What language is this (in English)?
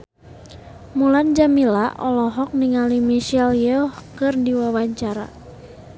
Sundanese